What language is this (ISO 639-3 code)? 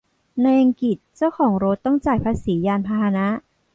tha